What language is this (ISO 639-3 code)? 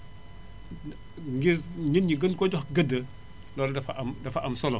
wol